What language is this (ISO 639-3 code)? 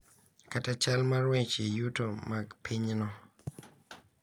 luo